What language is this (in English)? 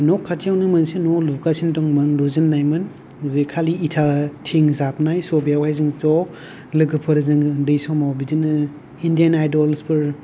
Bodo